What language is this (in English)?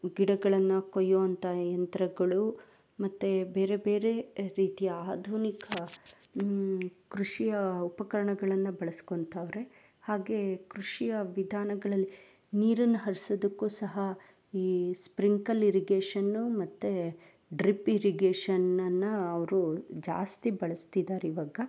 Kannada